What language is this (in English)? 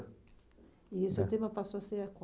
Portuguese